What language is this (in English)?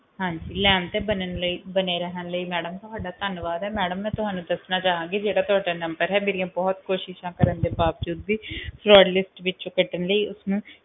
Punjabi